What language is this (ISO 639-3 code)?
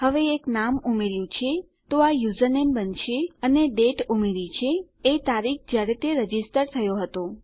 guj